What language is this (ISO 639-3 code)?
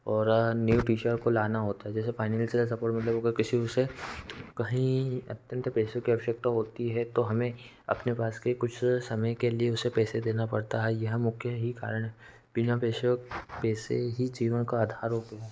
hin